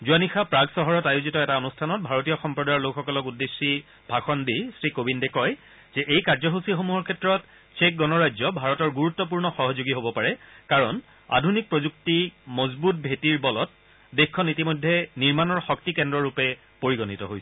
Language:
Assamese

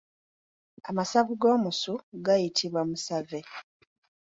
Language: Ganda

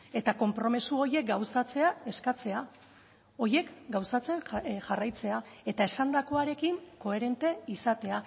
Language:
Basque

